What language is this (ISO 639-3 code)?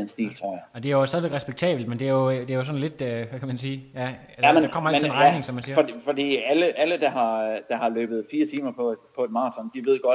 dan